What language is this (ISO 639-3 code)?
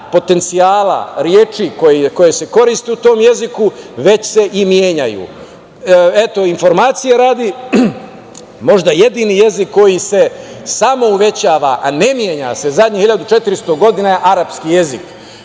srp